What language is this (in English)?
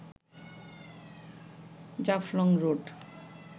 Bangla